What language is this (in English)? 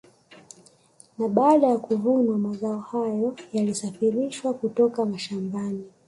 Swahili